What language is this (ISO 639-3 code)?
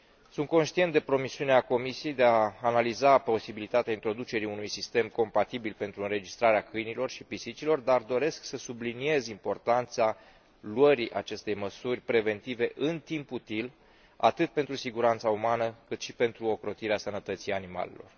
ron